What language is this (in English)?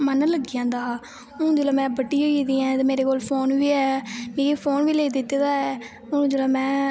Dogri